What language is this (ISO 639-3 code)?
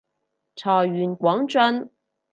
yue